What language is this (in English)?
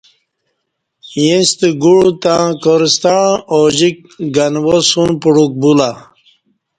Kati